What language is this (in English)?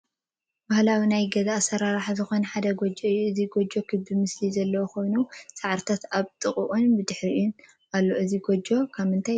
Tigrinya